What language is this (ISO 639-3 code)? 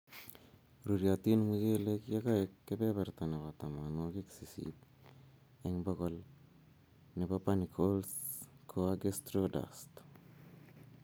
kln